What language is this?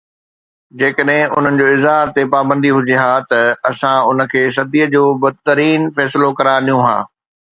Sindhi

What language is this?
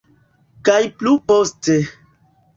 Esperanto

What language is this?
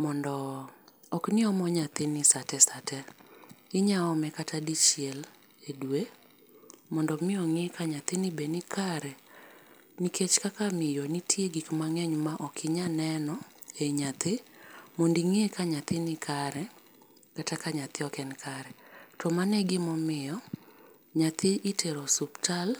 Luo (Kenya and Tanzania)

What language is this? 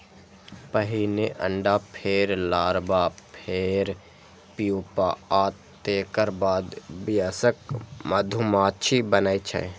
Maithili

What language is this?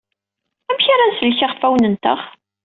Kabyle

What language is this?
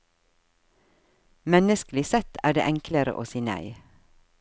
Norwegian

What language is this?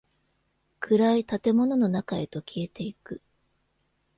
Japanese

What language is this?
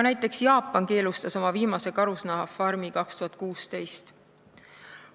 Estonian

